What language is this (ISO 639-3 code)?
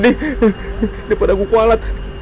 ind